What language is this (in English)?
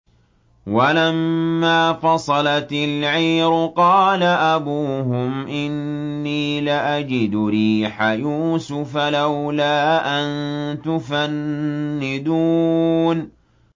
Arabic